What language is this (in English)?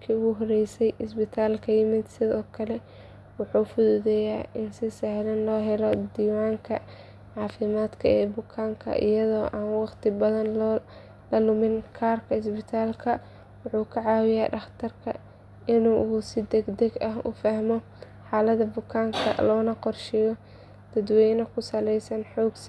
Somali